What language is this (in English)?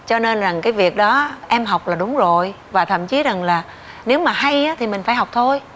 Vietnamese